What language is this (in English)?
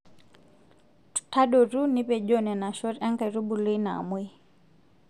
Masai